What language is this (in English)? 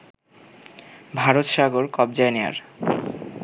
Bangla